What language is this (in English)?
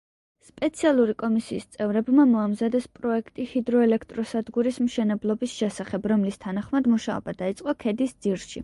Georgian